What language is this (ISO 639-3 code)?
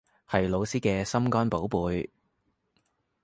yue